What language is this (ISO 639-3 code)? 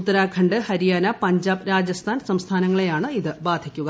mal